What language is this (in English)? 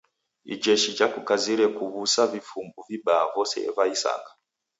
Taita